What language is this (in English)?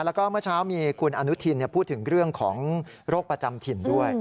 Thai